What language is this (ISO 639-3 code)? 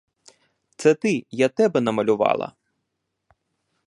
ukr